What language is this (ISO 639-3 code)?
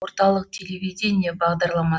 kaz